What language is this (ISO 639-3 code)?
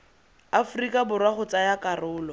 tsn